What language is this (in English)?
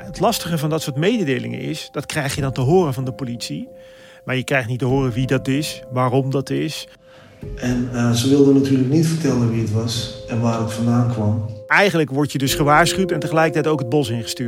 Dutch